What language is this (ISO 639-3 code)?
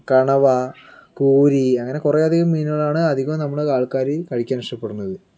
mal